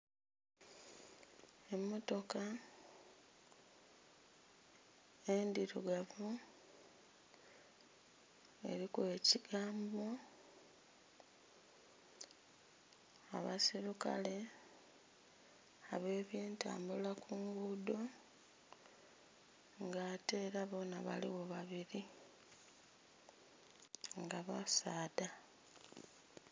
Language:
Soga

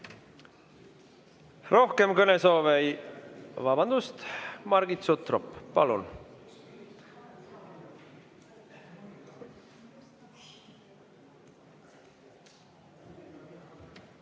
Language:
Estonian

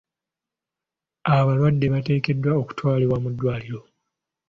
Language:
Ganda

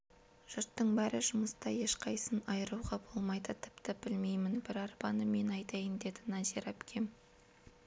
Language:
Kazakh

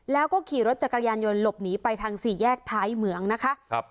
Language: Thai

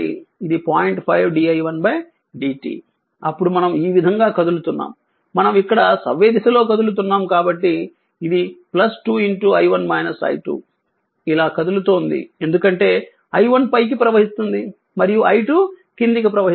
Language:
Telugu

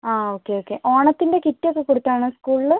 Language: Malayalam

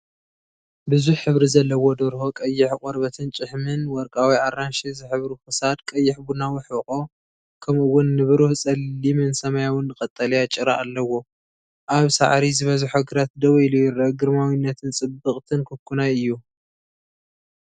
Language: Tigrinya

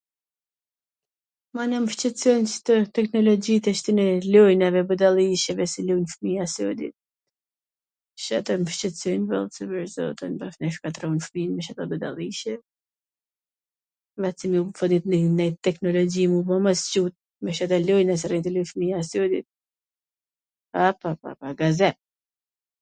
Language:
Gheg Albanian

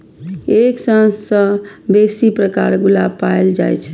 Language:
Maithili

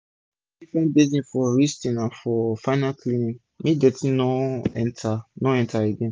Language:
Nigerian Pidgin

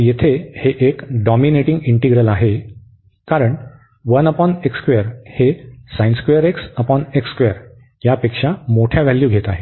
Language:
Marathi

